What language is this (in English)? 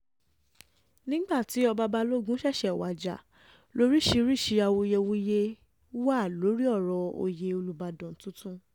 Yoruba